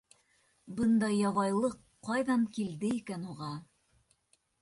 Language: Bashkir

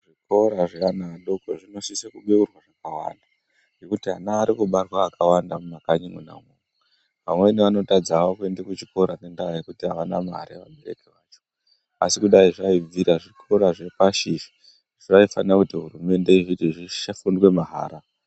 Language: Ndau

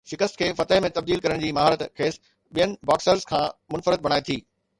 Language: Sindhi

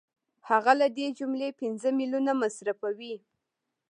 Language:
Pashto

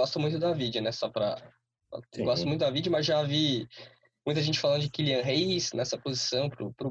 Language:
Portuguese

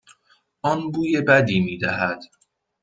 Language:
Persian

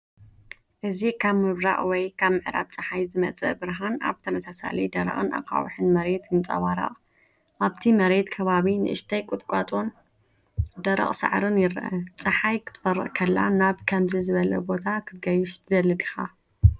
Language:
Tigrinya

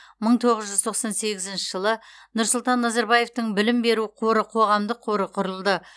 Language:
Kazakh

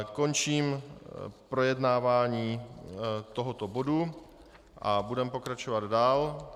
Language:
Czech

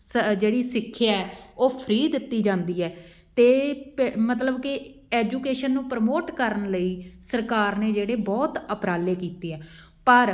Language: Punjabi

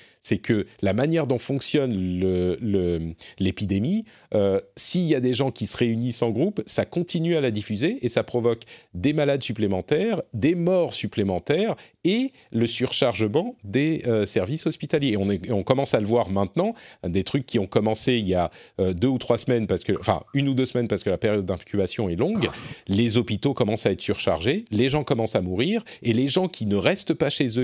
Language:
French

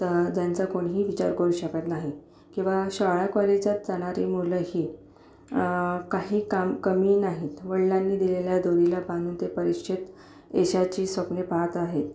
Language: Marathi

